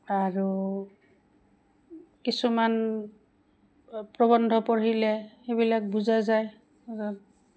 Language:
Assamese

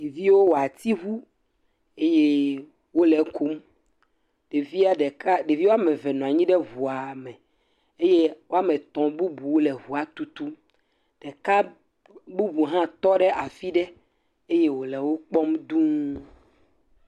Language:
Ewe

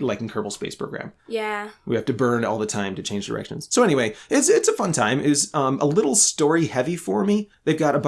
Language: English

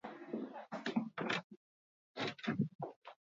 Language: Basque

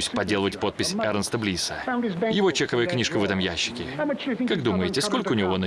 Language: Russian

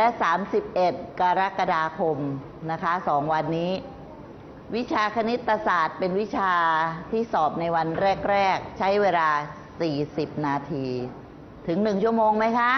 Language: Thai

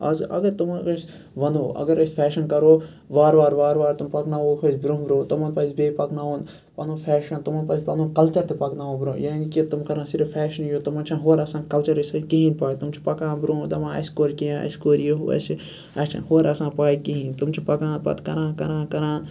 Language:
Kashmiri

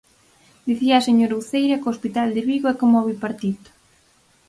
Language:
Galician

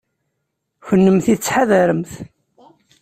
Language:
Kabyle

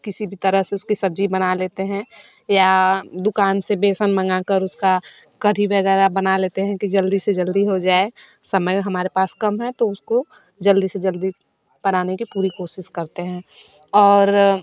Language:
Hindi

